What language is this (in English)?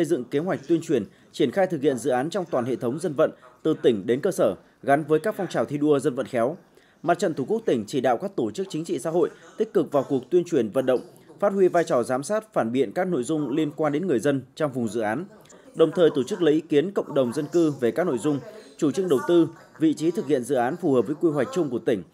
Vietnamese